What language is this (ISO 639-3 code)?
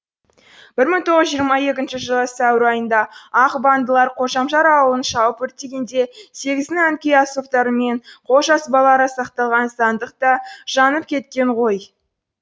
kaz